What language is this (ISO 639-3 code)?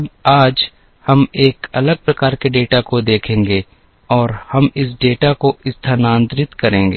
hin